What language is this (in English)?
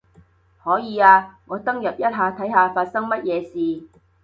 Cantonese